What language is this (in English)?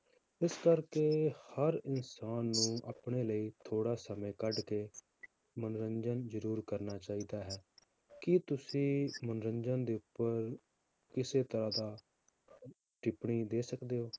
Punjabi